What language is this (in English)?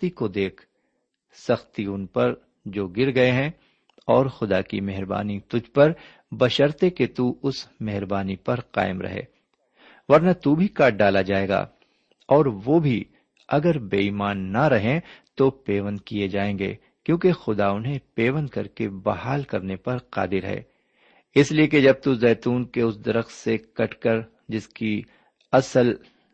Urdu